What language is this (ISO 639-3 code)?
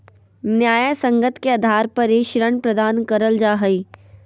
mag